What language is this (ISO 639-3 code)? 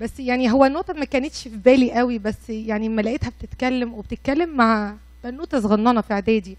ara